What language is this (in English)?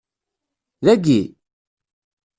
Kabyle